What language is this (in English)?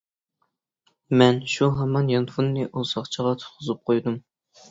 Uyghur